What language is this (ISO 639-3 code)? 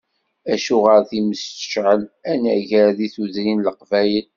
kab